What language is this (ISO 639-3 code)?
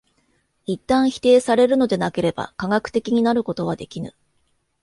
jpn